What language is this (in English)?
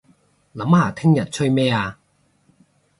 Cantonese